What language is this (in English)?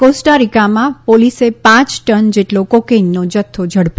Gujarati